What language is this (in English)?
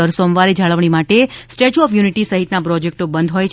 Gujarati